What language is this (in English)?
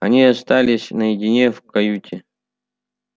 Russian